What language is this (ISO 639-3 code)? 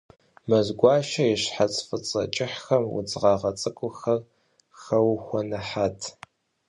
kbd